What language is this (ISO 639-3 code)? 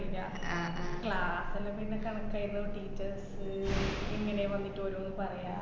mal